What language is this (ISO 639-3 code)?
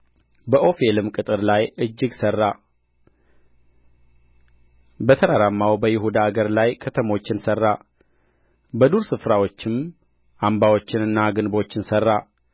amh